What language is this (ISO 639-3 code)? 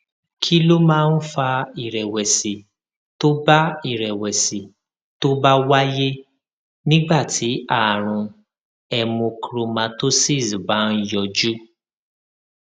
yor